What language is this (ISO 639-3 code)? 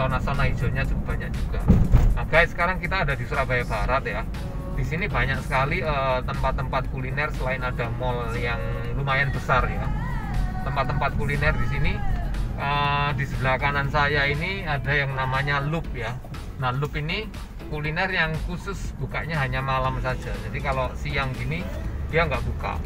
ind